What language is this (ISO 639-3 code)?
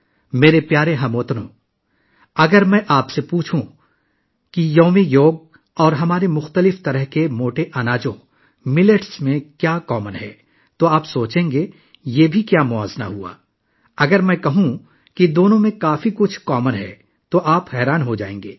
urd